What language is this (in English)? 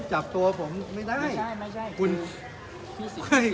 Thai